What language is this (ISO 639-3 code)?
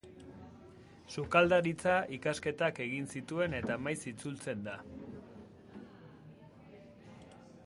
eus